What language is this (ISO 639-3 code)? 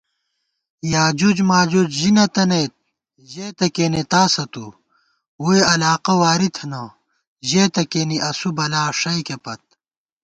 gwt